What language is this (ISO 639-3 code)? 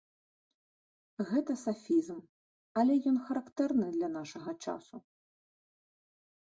bel